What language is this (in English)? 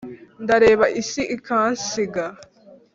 Kinyarwanda